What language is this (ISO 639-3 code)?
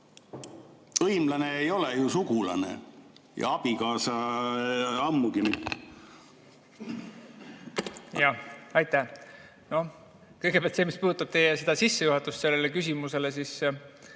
est